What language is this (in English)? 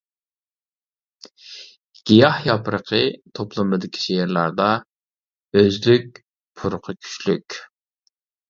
Uyghur